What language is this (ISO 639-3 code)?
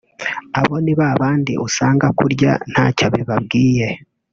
kin